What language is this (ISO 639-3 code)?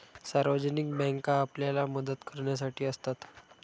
mar